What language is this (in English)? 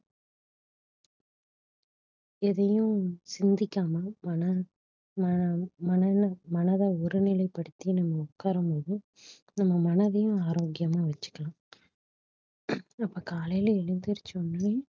Tamil